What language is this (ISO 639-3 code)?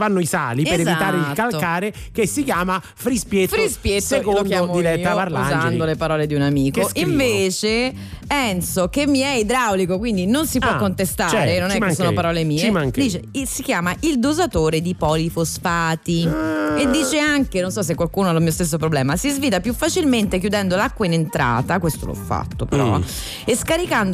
ita